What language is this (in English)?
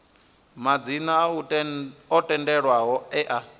Venda